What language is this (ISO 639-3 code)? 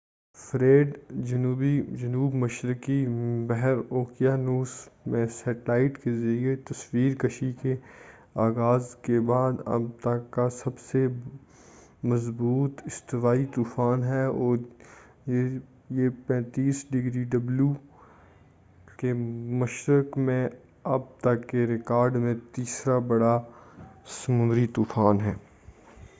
urd